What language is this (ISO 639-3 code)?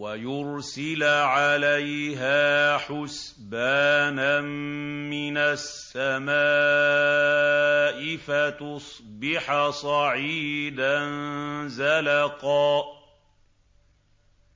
ara